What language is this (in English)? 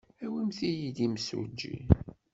Kabyle